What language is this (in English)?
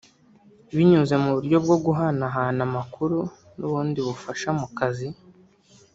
Kinyarwanda